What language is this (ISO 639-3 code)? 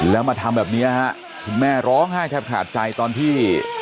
tha